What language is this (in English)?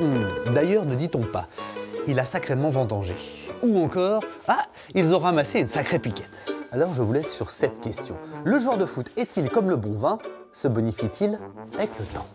French